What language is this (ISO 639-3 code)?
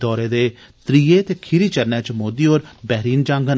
doi